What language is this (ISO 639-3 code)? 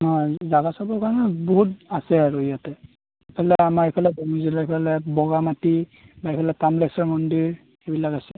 asm